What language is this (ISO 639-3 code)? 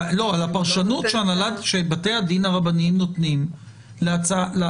heb